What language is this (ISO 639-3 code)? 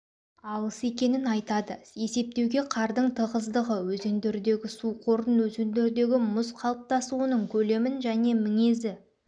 kaz